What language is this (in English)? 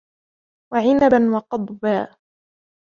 Arabic